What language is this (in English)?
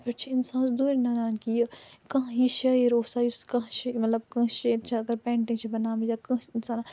Kashmiri